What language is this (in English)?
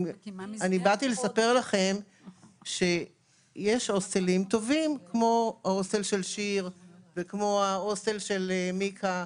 Hebrew